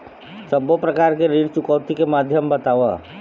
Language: Chhattisgarhi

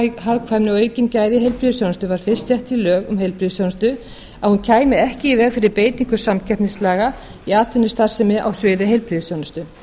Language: Icelandic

